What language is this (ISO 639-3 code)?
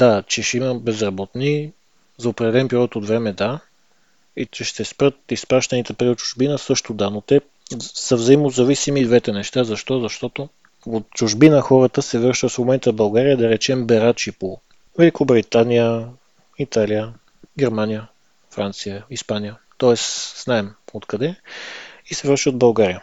bul